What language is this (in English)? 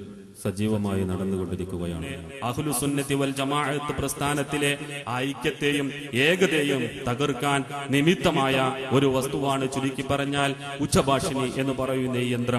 Arabic